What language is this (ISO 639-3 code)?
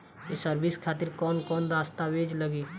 bho